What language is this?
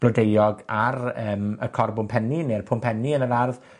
Welsh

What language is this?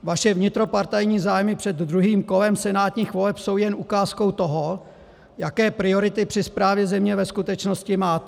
Czech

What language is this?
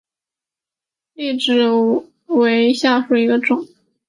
Chinese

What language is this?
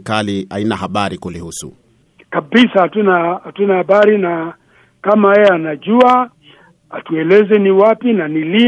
Swahili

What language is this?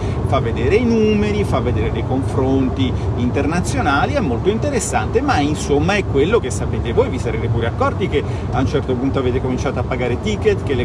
Italian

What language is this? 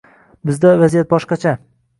Uzbek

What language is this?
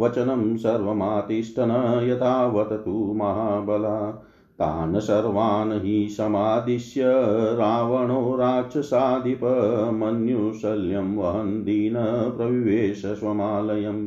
Hindi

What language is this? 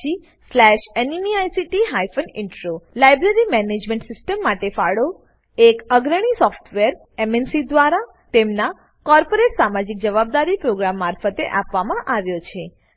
Gujarati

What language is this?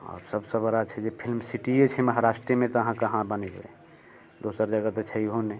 Maithili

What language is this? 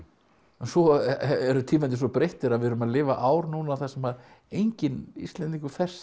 Icelandic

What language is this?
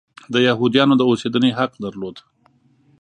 Pashto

